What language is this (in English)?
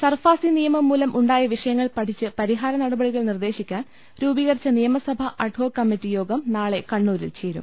Malayalam